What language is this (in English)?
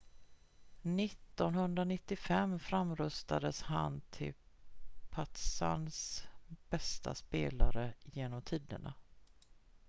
Swedish